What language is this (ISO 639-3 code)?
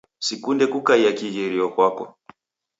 dav